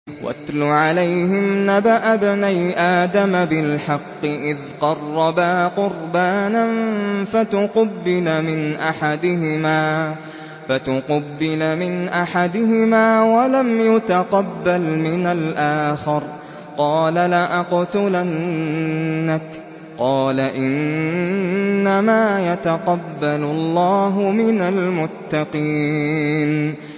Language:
Arabic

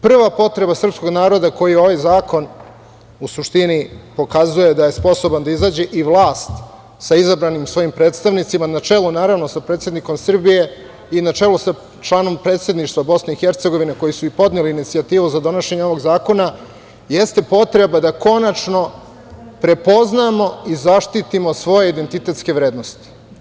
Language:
Serbian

